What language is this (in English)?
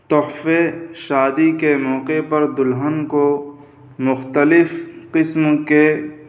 Urdu